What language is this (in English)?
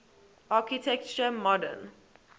English